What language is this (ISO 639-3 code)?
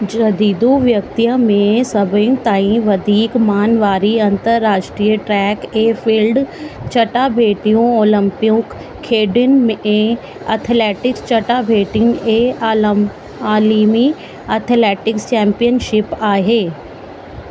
snd